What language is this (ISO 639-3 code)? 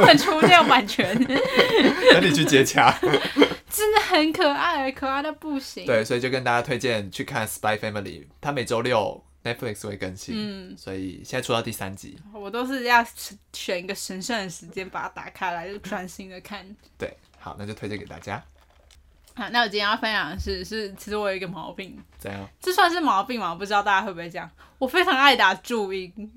zho